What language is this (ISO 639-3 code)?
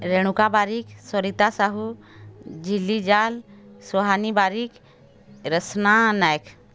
ori